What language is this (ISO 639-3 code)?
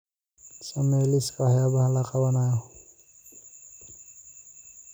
som